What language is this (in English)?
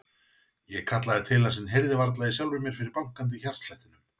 Icelandic